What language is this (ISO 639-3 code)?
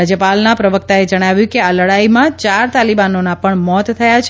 guj